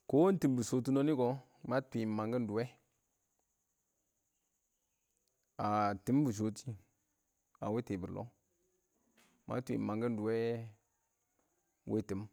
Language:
Awak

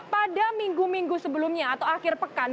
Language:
Indonesian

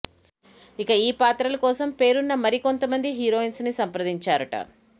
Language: Telugu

